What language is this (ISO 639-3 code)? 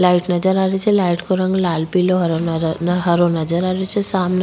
raj